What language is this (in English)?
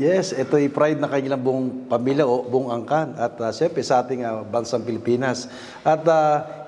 Filipino